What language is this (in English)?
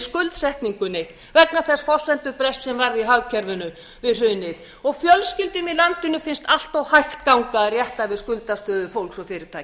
Icelandic